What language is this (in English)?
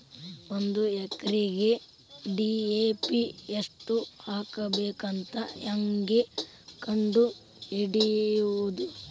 Kannada